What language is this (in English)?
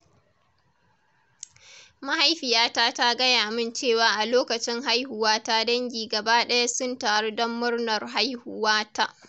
Hausa